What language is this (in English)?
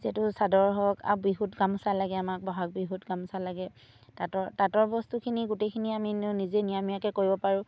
Assamese